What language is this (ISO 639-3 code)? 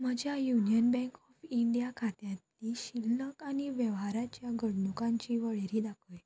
kok